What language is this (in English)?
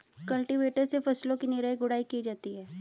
Hindi